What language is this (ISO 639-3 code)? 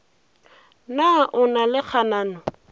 nso